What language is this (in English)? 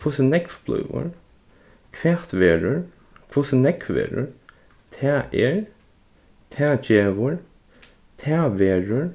Faroese